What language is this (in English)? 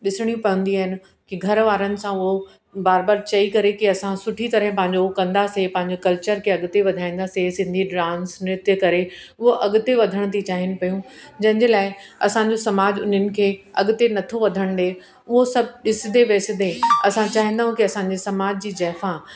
Sindhi